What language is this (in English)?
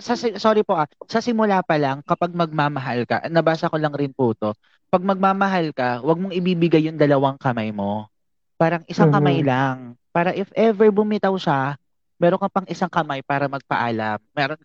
Filipino